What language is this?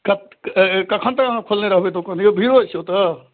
Maithili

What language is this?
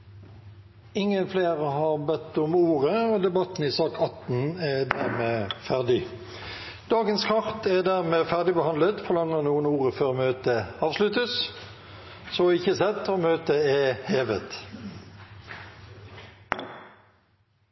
Norwegian Bokmål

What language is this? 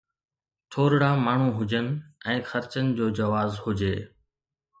Sindhi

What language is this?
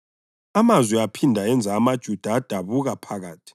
North Ndebele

